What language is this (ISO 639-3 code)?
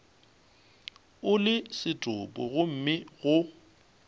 nso